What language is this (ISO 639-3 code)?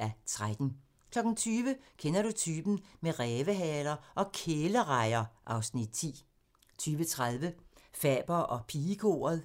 dan